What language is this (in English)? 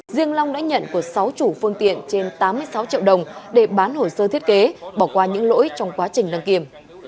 Vietnamese